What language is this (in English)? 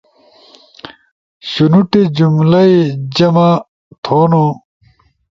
Ushojo